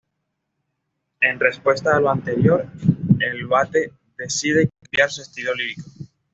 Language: Spanish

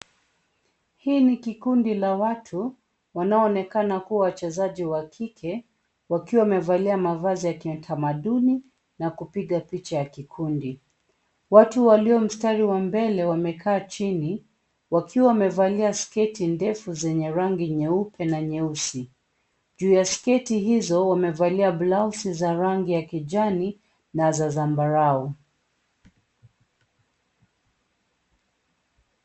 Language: Swahili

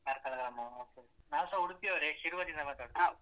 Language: Kannada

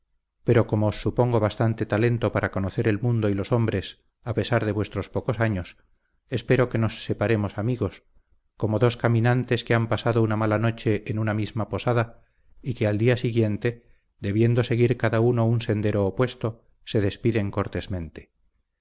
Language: Spanish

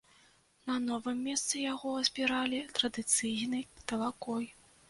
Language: Belarusian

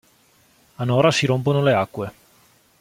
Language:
Italian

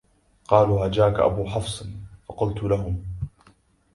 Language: Arabic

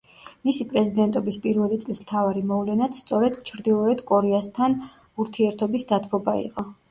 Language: Georgian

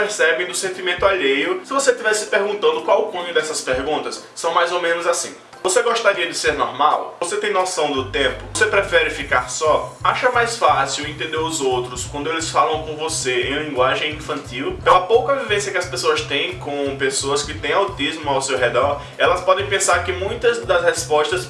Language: Portuguese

